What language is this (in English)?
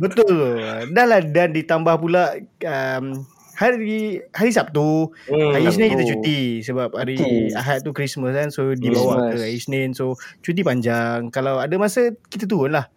Malay